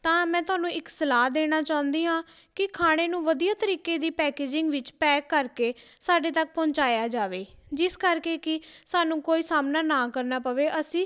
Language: Punjabi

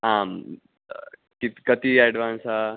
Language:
Sanskrit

